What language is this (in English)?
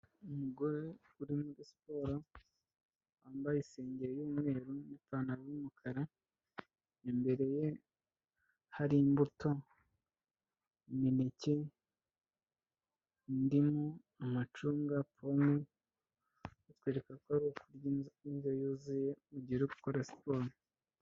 Kinyarwanda